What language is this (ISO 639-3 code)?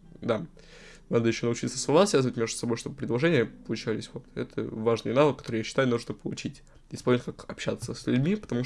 rus